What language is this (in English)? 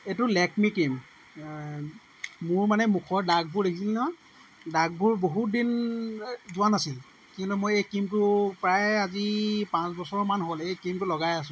Assamese